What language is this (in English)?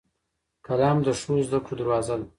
Pashto